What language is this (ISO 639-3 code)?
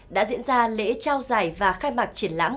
vie